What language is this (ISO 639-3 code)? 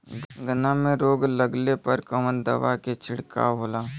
bho